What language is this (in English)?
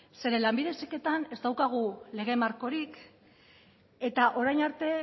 Basque